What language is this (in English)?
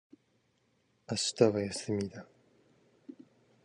Japanese